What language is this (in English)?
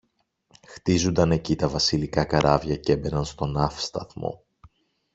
Greek